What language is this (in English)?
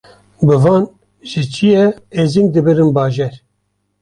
Kurdish